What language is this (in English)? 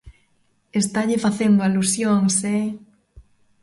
Galician